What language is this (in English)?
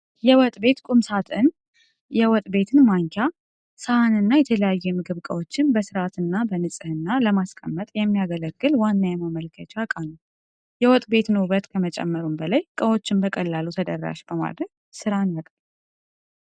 Amharic